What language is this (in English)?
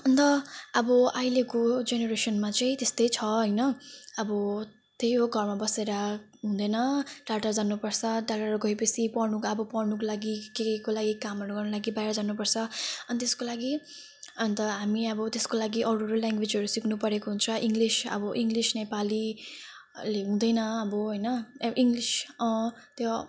Nepali